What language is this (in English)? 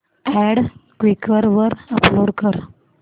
Marathi